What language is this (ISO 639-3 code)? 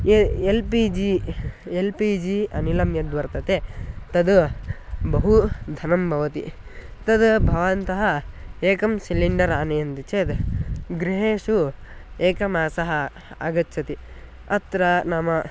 san